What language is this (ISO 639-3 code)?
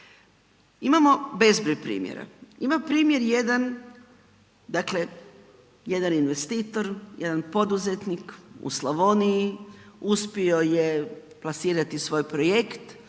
hrv